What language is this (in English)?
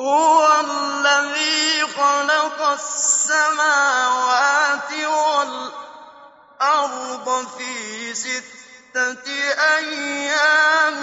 Arabic